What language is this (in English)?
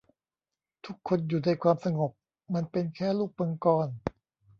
Thai